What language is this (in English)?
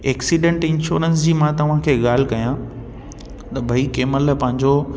Sindhi